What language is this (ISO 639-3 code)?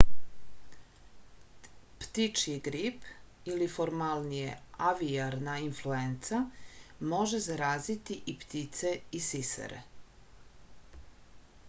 srp